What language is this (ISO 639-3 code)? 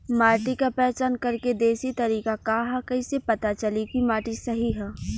bho